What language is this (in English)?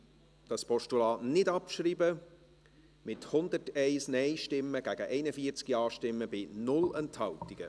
Swiss German